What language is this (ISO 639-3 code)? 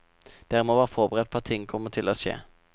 nor